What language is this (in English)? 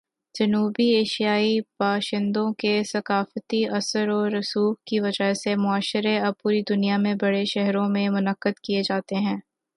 Urdu